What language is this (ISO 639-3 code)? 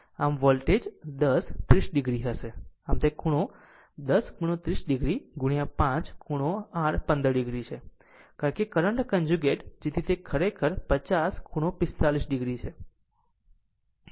guj